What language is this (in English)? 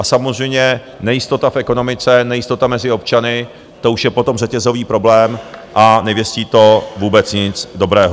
Czech